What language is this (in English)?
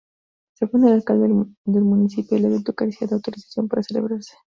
Spanish